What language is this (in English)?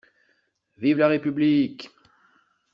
French